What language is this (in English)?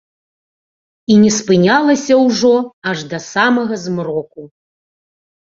Belarusian